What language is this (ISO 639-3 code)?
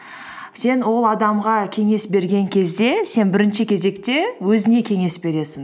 kaz